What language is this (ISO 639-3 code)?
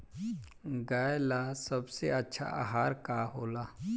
bho